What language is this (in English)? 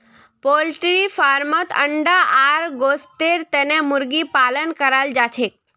Magahi